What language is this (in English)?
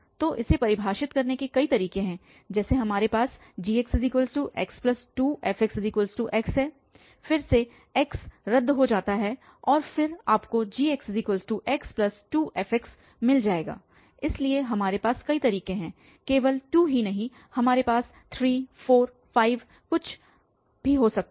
Hindi